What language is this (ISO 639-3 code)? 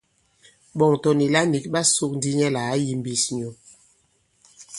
abb